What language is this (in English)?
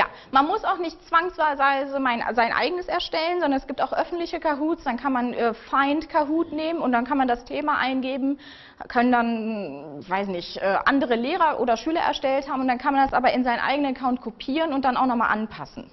German